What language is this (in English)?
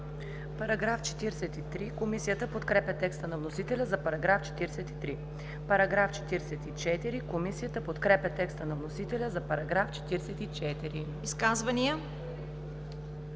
Bulgarian